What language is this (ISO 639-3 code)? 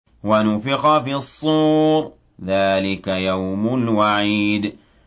ara